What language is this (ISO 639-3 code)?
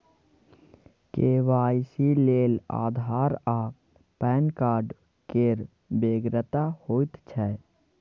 mai